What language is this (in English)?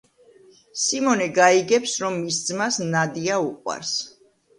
Georgian